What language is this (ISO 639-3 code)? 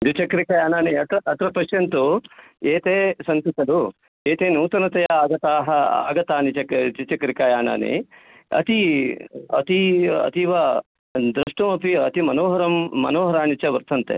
san